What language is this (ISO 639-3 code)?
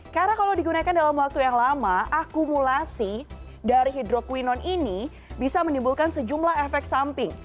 ind